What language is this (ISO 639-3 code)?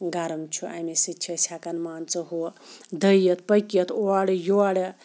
kas